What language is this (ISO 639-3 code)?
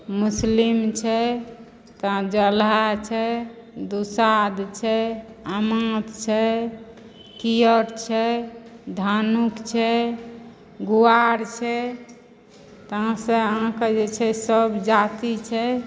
mai